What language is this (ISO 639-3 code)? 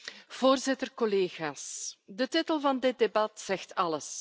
nld